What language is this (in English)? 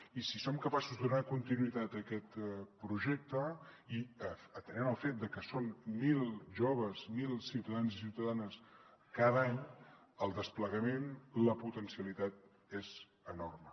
Catalan